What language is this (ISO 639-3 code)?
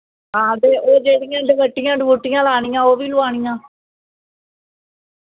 doi